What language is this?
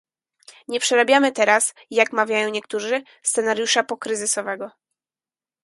Polish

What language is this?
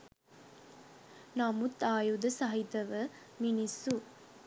Sinhala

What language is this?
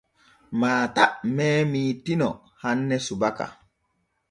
Borgu Fulfulde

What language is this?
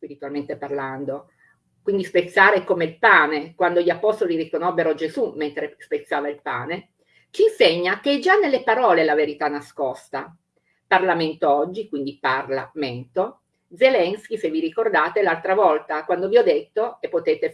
Italian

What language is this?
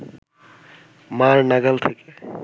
Bangla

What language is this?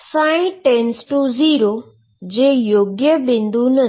Gujarati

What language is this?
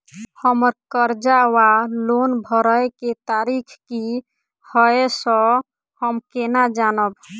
Maithili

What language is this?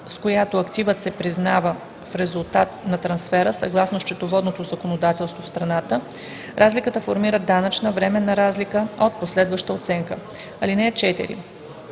Bulgarian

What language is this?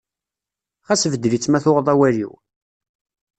Kabyle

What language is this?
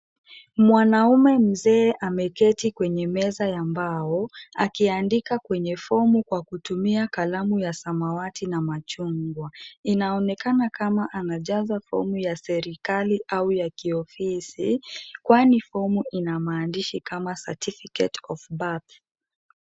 Swahili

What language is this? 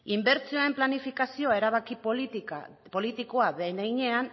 Basque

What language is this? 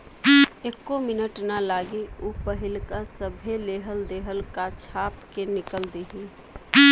Bhojpuri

